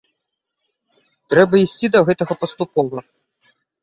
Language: Belarusian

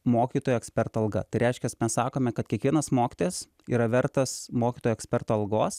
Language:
Lithuanian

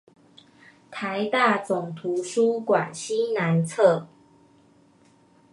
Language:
Chinese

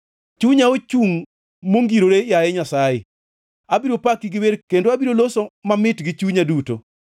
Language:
Luo (Kenya and Tanzania)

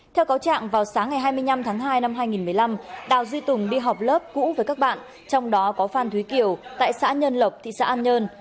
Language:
Vietnamese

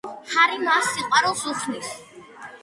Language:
Georgian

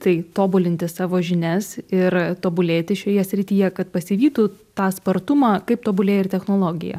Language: Lithuanian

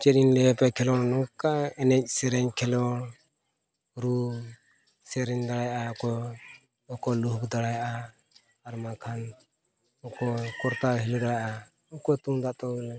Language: Santali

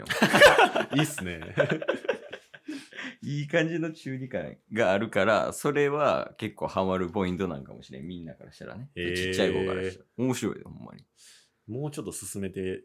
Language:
Japanese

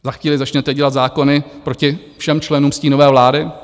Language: Czech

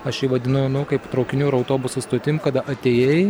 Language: Lithuanian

